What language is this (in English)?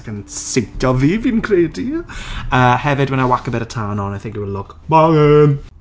Welsh